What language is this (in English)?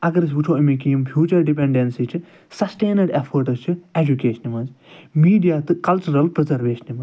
Kashmiri